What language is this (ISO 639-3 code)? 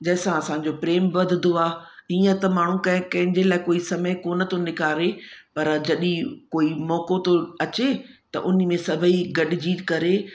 snd